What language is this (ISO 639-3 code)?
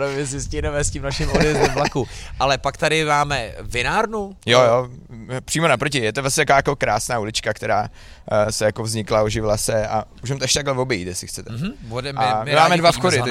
ces